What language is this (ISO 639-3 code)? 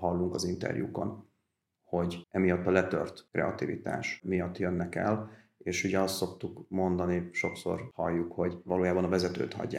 hun